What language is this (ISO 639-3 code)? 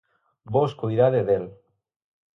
glg